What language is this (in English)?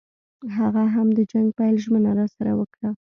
Pashto